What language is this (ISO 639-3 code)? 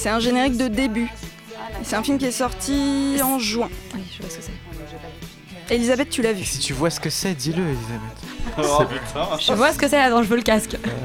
fra